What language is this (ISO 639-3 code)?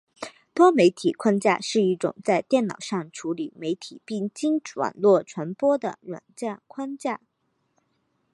zho